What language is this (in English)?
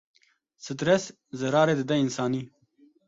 Kurdish